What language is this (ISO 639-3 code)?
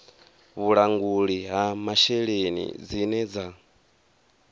ven